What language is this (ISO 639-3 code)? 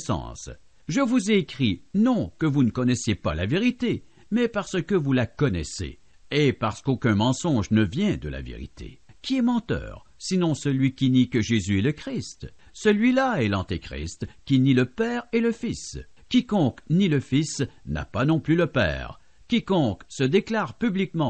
fra